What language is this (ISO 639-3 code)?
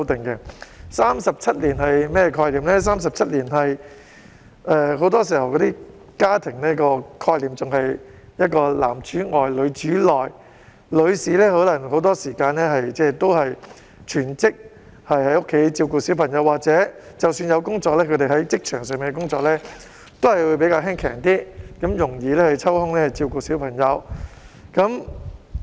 yue